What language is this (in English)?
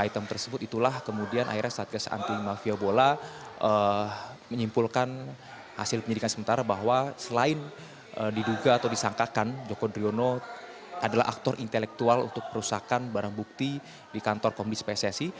Indonesian